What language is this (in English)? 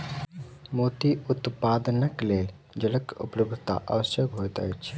Maithili